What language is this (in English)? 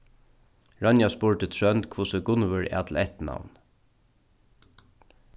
Faroese